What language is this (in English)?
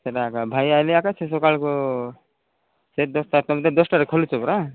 Odia